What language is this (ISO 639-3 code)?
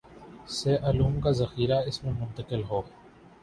urd